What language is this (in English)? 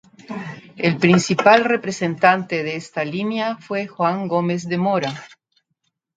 Spanish